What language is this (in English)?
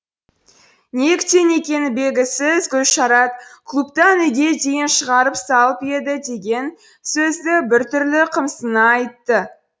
Kazakh